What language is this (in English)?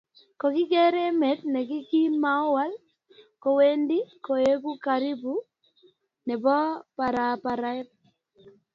Kalenjin